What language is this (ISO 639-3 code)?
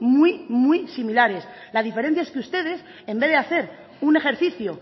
spa